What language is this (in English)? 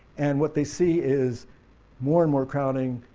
English